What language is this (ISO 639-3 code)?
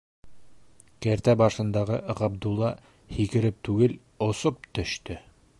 bak